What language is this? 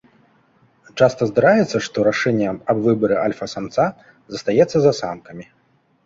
Belarusian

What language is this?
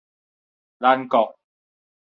Min Nan Chinese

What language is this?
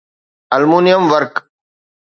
Sindhi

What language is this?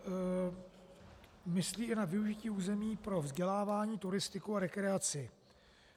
Czech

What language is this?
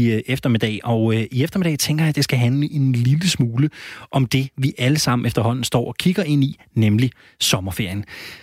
Danish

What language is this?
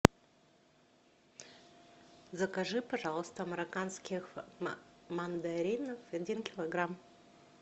Russian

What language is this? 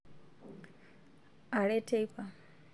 Masai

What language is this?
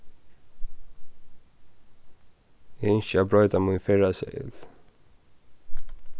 Faroese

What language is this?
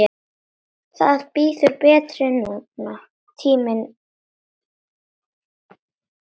Icelandic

